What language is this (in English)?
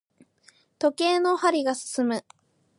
Japanese